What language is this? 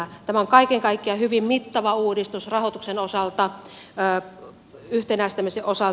Finnish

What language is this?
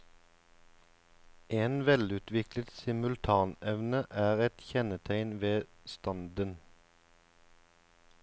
Norwegian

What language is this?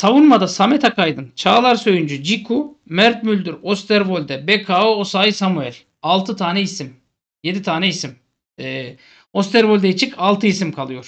Turkish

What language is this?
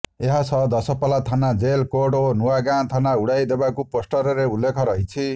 Odia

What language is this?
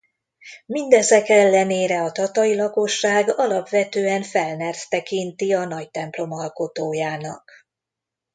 Hungarian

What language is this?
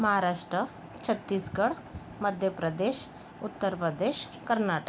Marathi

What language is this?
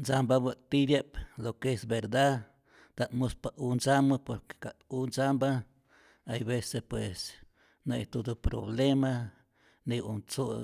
Rayón Zoque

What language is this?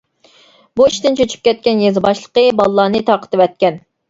Uyghur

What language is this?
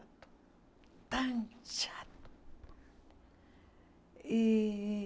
Portuguese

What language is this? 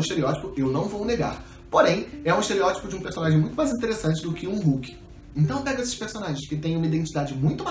Portuguese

